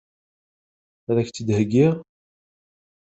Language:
Kabyle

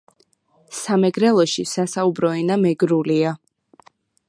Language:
Georgian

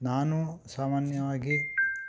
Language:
Kannada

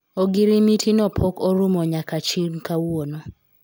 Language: Luo (Kenya and Tanzania)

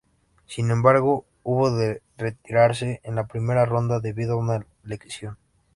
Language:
Spanish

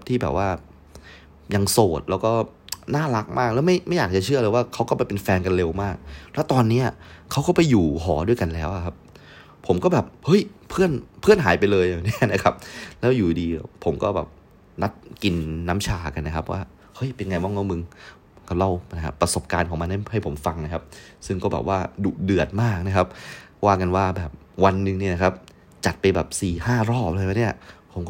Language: Thai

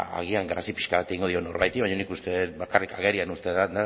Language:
Basque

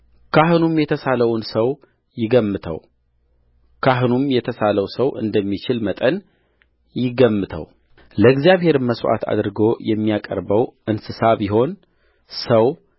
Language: Amharic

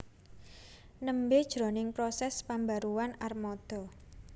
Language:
Javanese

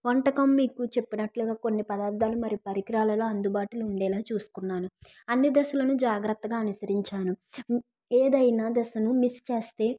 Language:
Telugu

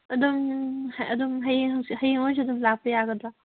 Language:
Manipuri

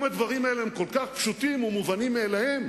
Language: Hebrew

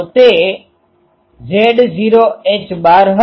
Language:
Gujarati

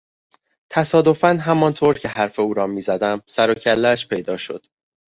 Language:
Persian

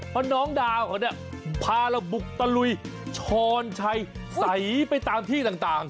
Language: Thai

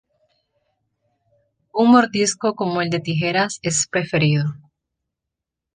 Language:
Spanish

